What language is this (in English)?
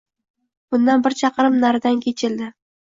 Uzbek